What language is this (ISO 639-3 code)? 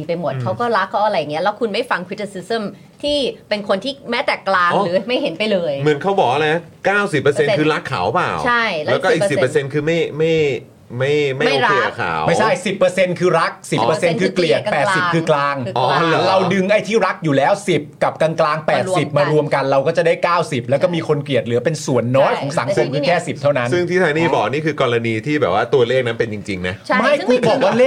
tha